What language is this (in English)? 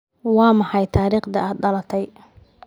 Somali